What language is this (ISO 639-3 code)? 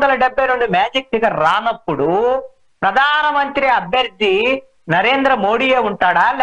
tel